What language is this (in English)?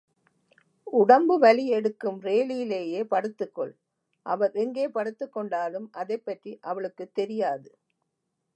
Tamil